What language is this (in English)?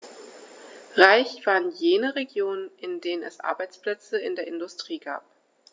German